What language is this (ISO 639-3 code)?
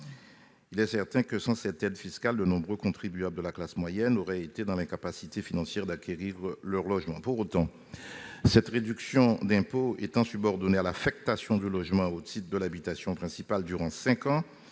fra